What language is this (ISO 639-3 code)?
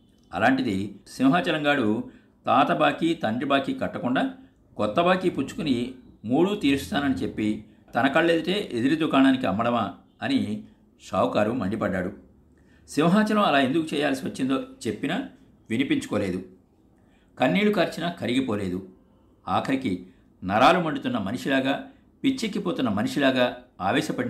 tel